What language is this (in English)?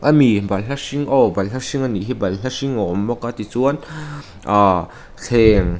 Mizo